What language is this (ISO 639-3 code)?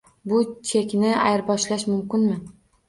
uzb